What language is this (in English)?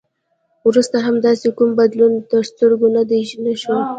Pashto